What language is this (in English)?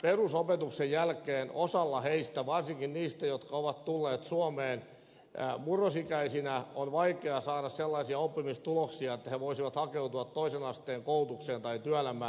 Finnish